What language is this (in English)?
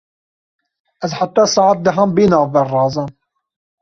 Kurdish